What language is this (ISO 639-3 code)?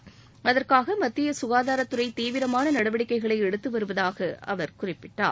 tam